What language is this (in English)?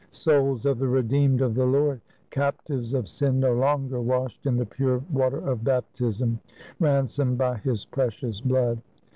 English